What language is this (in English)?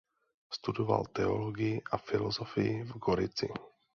Czech